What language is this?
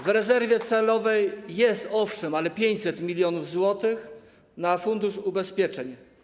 Polish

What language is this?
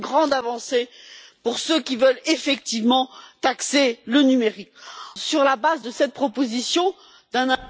French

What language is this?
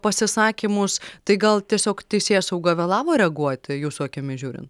Lithuanian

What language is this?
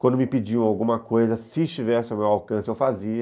Portuguese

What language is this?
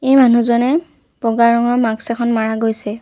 Assamese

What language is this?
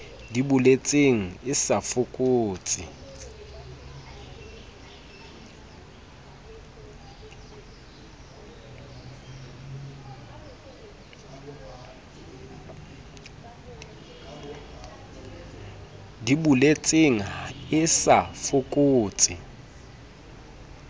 Southern Sotho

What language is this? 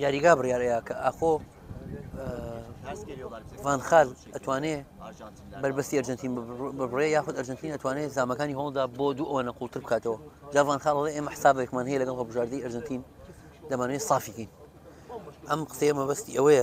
Arabic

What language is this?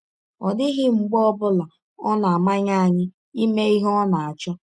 Igbo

